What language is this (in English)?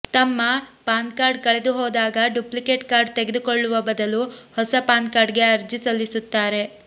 Kannada